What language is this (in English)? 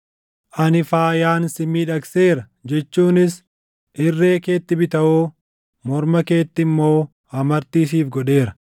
Oromo